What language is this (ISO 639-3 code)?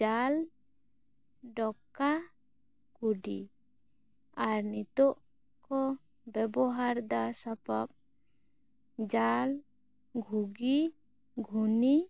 sat